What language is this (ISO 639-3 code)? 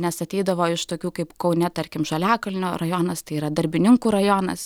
lit